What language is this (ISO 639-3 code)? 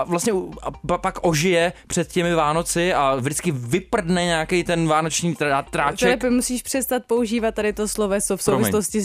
ces